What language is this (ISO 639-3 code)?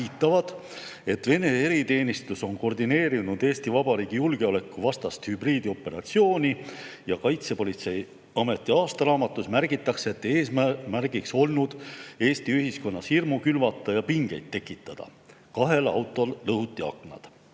est